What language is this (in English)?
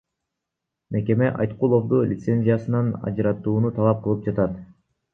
Kyrgyz